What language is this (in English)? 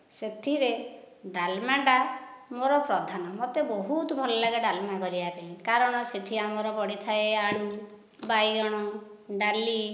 Odia